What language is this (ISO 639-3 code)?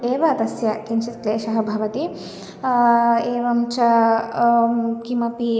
san